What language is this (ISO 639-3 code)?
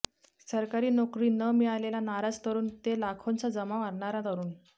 mar